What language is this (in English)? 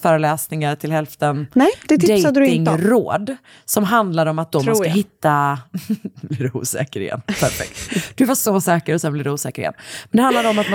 Swedish